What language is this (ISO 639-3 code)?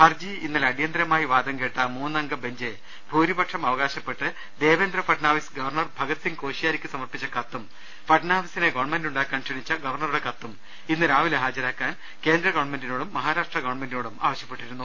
mal